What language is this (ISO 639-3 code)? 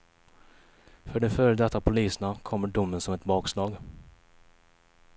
swe